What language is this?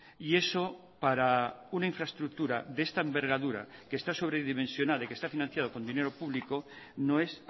Spanish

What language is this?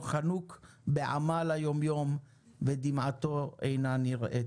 Hebrew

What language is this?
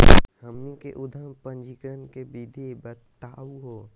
Magahi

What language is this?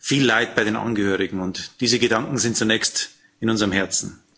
German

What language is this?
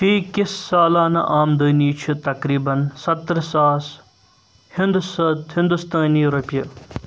Kashmiri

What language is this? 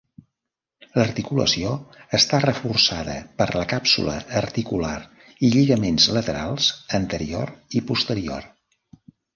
Catalan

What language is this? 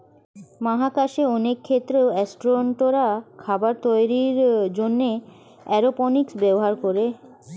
Bangla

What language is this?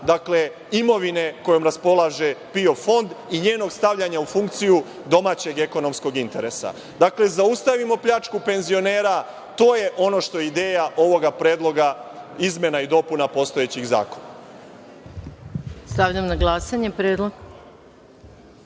Serbian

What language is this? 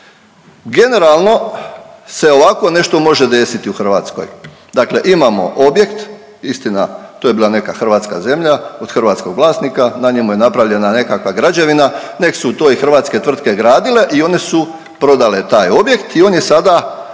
Croatian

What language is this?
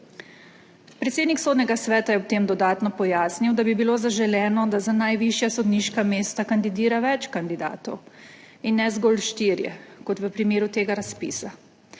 Slovenian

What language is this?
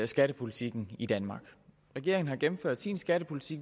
Danish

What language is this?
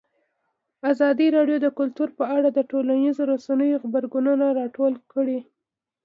Pashto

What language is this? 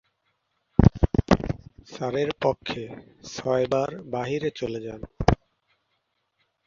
Bangla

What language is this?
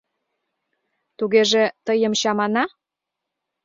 Mari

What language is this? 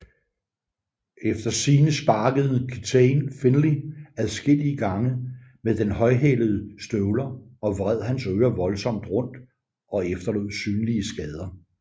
Danish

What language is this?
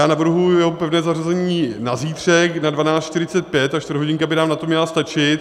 Czech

